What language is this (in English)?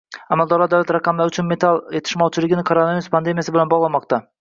Uzbek